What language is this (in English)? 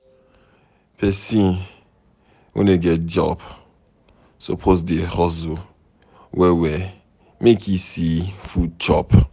Nigerian Pidgin